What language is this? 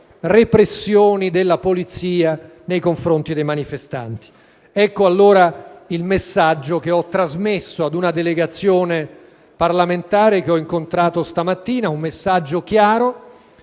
Italian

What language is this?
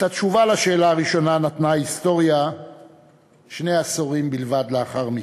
Hebrew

